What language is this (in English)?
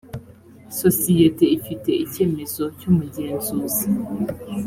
Kinyarwanda